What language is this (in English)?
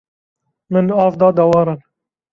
Kurdish